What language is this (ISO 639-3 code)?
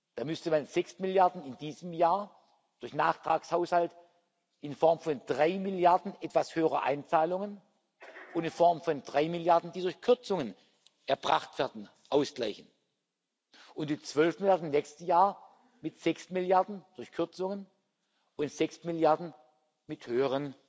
deu